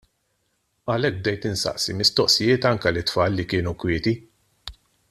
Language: Maltese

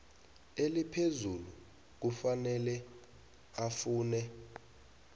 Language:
South Ndebele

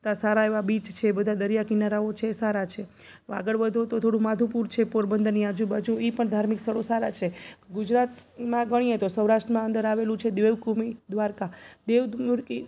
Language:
Gujarati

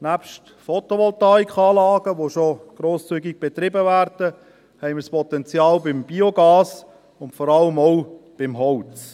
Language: Swiss German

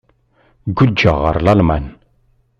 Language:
Kabyle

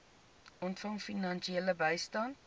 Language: Afrikaans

